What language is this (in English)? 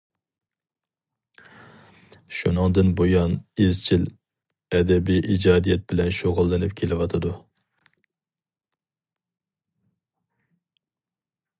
Uyghur